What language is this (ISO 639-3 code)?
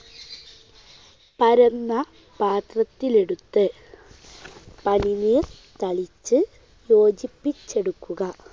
mal